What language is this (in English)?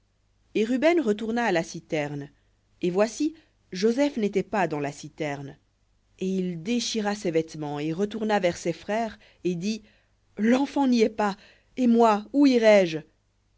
French